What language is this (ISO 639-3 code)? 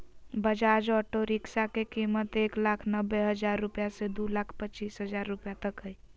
mag